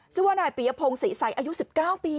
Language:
Thai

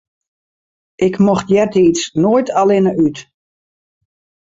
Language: Western Frisian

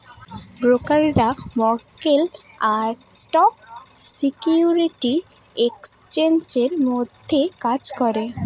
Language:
Bangla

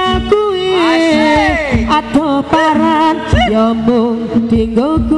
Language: Indonesian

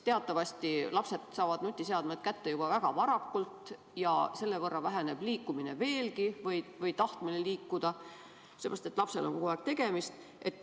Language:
Estonian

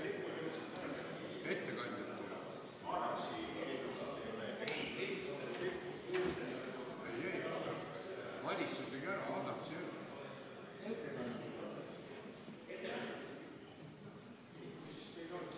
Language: Estonian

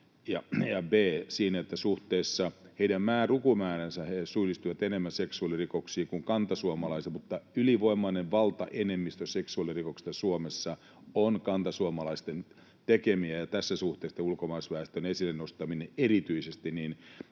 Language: Finnish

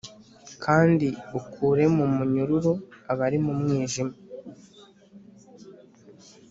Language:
Kinyarwanda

